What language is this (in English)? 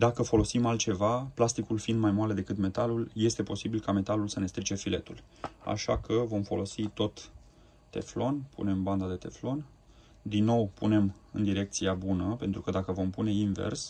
Romanian